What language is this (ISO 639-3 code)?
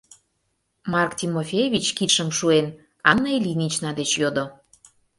chm